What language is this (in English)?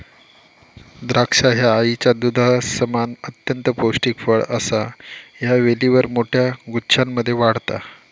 Marathi